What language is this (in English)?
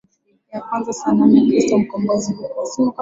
Swahili